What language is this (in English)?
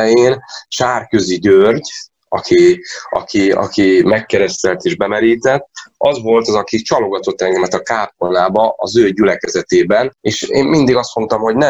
Hungarian